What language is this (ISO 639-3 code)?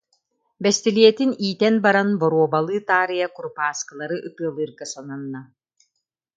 sah